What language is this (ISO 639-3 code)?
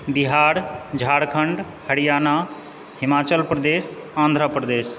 mai